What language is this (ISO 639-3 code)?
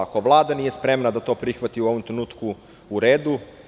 srp